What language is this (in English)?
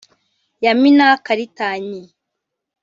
Kinyarwanda